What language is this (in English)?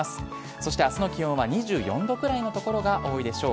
Japanese